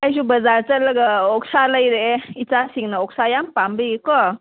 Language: Manipuri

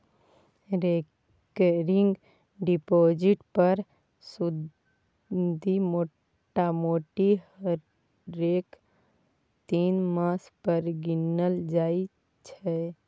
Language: Maithili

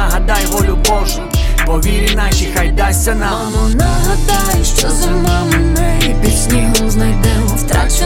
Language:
Ukrainian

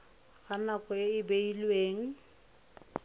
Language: Tswana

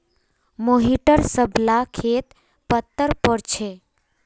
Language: Magahi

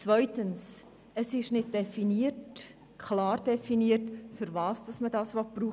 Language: Swiss German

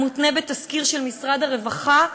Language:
Hebrew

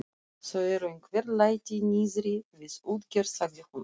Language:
Icelandic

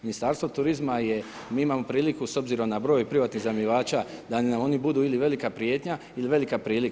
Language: Croatian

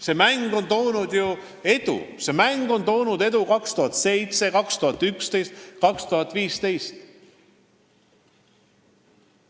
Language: Estonian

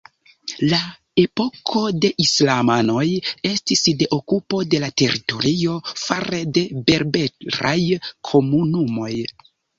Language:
Esperanto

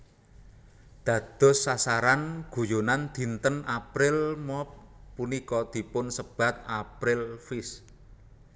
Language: Javanese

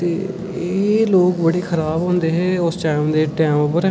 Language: Dogri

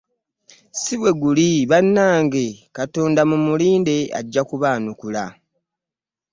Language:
Ganda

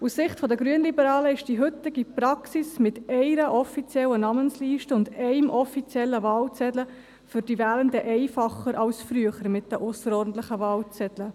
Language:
Swiss German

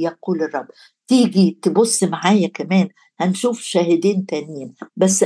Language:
Arabic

